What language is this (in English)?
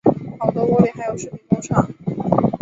Chinese